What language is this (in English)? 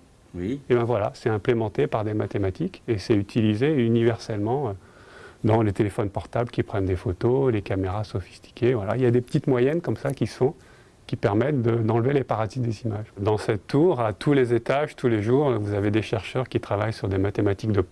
French